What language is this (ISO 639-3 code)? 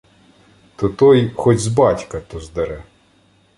ukr